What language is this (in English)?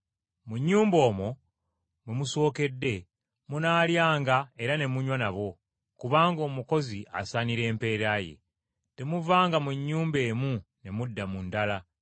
Ganda